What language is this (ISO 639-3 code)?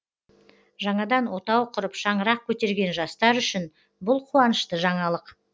kaz